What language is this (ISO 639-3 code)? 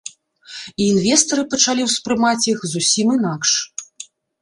bel